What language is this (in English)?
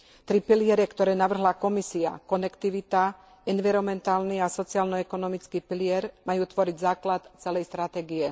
Slovak